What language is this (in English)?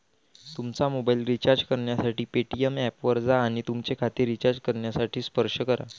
Marathi